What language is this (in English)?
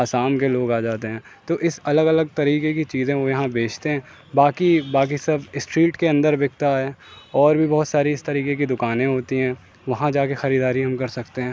Urdu